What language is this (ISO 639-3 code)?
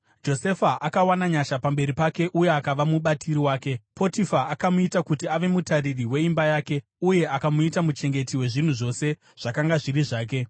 sna